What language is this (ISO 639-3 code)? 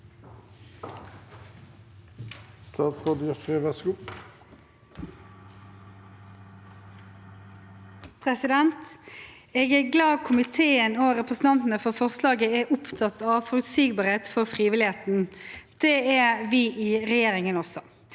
nor